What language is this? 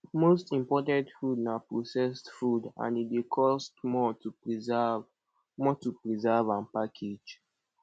Nigerian Pidgin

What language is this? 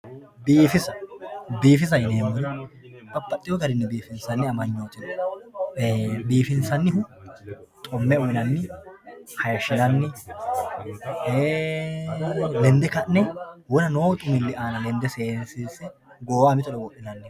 Sidamo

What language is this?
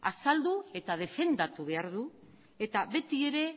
Basque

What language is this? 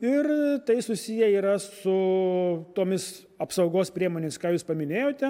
Lithuanian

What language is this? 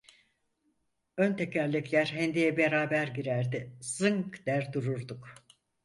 Turkish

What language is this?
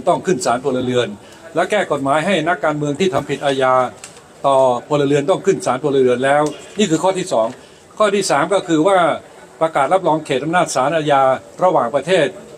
Thai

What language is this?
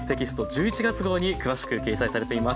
Japanese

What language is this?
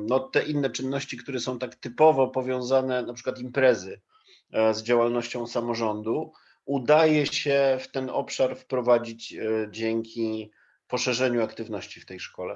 Polish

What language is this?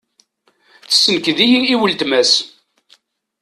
Kabyle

